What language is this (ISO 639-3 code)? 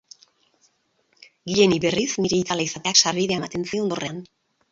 eus